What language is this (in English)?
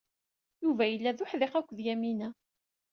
Kabyle